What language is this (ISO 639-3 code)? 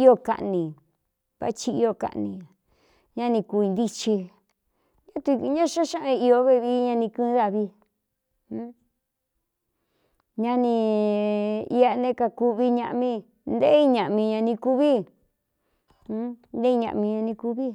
xtu